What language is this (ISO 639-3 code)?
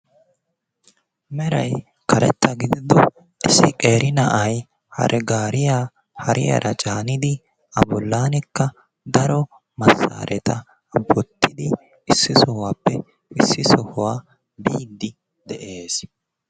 wal